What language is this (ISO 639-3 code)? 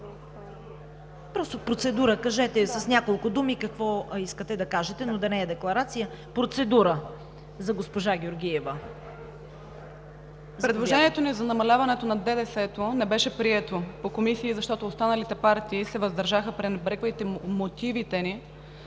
bul